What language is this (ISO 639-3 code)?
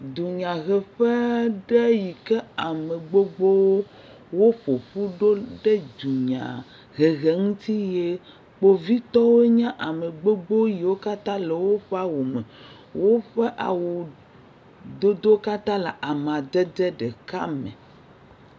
ewe